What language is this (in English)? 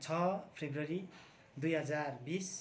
Nepali